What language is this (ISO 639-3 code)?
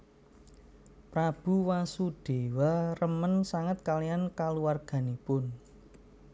jav